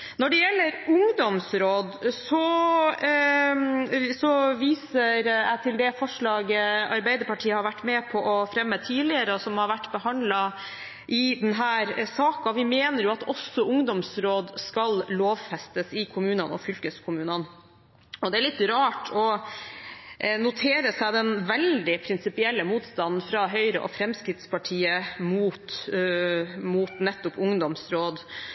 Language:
Norwegian Bokmål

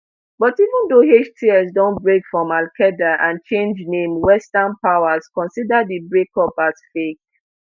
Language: Nigerian Pidgin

